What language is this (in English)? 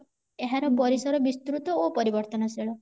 Odia